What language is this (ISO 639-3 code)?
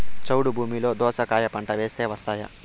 tel